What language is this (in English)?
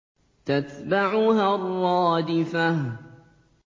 Arabic